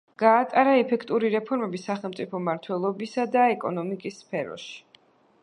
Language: Georgian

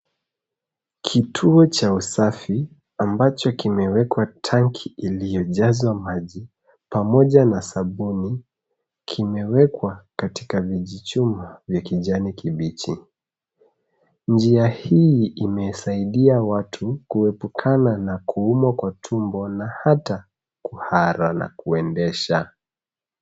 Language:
Swahili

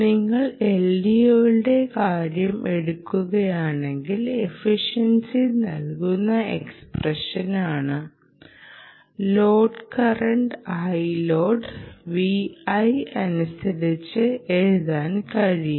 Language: Malayalam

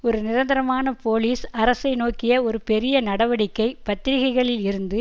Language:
Tamil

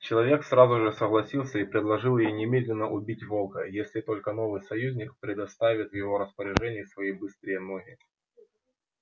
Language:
Russian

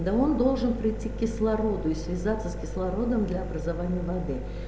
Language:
Russian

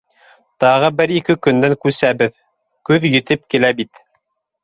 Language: Bashkir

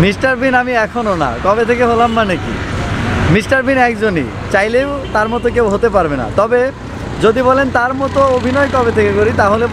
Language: French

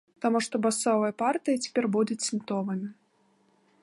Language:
Belarusian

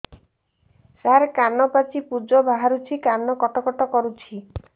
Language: Odia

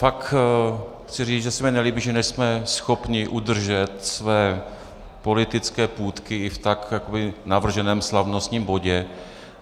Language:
Czech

